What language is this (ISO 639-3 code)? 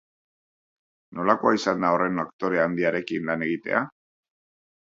eus